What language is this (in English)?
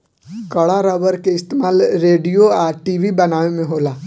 Bhojpuri